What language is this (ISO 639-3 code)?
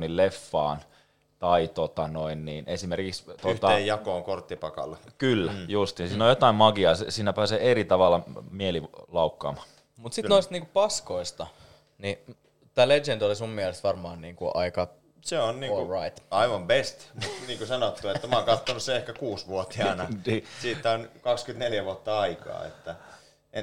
fin